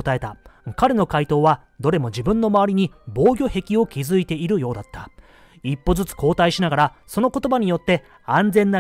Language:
Japanese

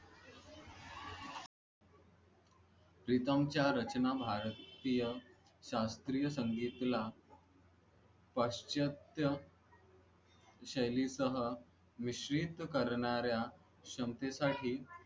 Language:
Marathi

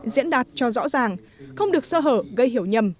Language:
Vietnamese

